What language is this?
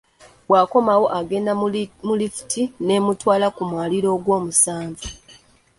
Ganda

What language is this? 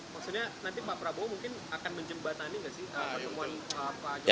Indonesian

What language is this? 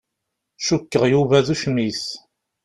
Kabyle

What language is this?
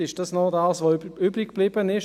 Swiss German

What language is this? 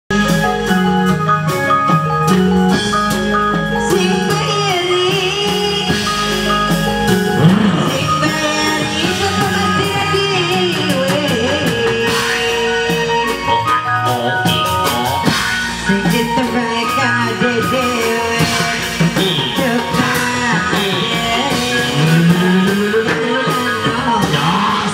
Indonesian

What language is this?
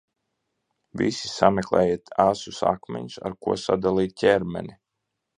Latvian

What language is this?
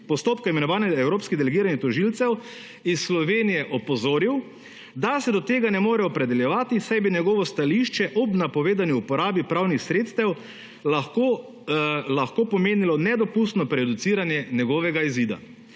Slovenian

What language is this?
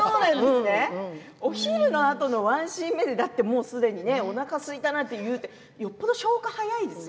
Japanese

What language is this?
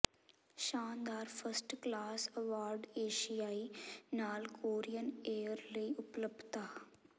Punjabi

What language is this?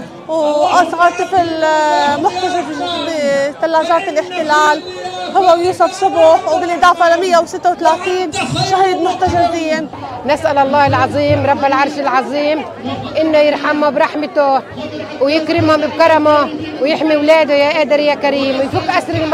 Arabic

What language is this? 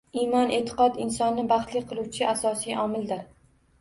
Uzbek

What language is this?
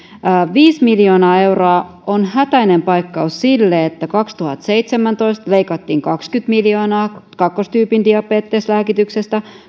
Finnish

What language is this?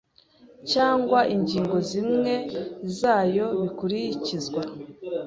Kinyarwanda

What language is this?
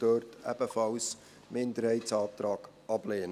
Swiss German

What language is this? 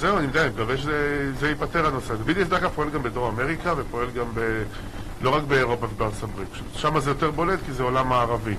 Hebrew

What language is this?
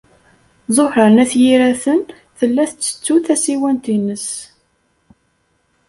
Kabyle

